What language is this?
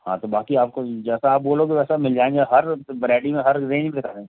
Hindi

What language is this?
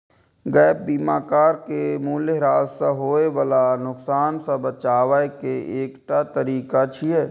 Maithili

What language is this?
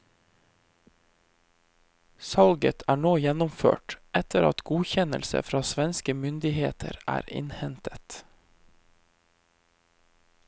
Norwegian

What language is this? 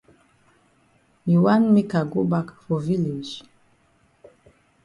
Cameroon Pidgin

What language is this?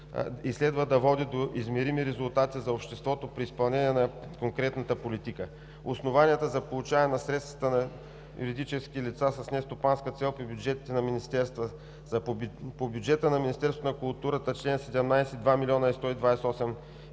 Bulgarian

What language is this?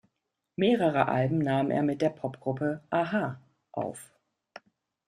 German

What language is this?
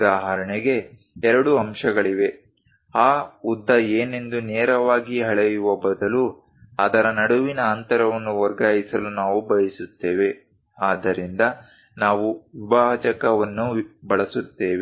Kannada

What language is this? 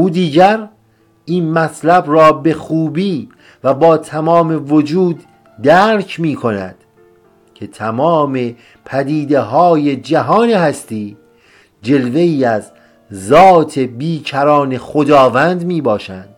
Persian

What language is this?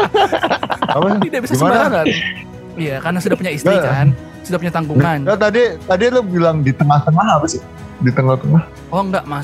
Indonesian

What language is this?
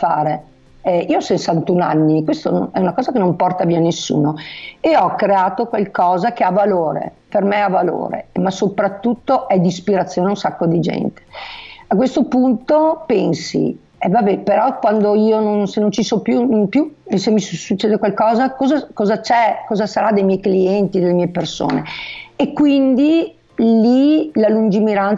Italian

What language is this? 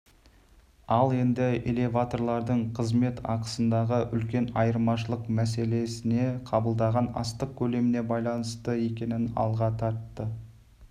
Kazakh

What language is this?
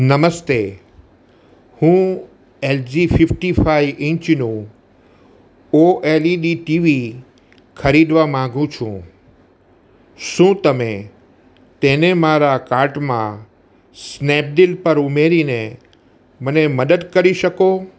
Gujarati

